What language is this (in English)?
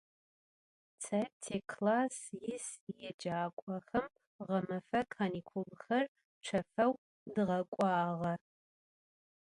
Adyghe